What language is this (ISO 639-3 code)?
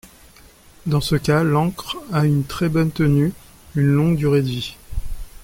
fra